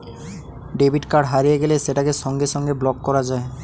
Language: Bangla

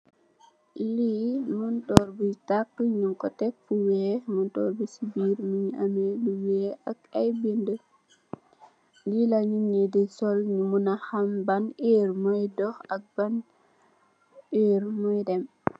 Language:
Wolof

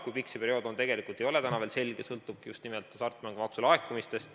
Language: Estonian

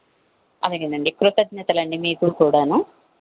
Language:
Telugu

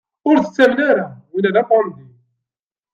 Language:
Kabyle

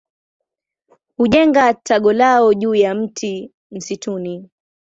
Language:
Swahili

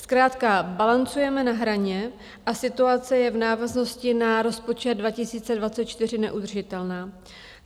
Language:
Czech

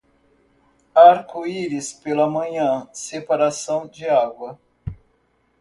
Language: Portuguese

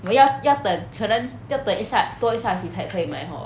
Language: English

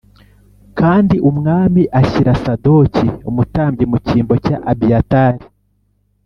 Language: Kinyarwanda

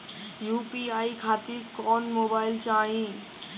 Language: Bhojpuri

